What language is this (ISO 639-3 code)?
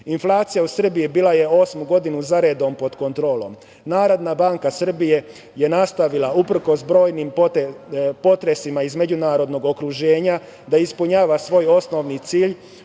srp